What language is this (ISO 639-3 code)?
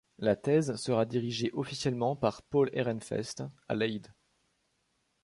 fra